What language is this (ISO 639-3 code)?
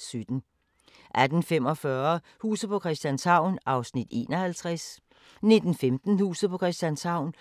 dan